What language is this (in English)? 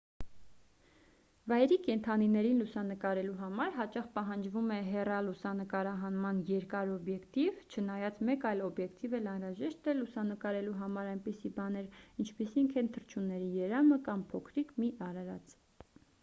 Armenian